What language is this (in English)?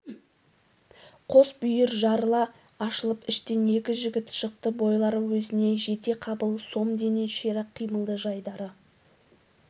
Kazakh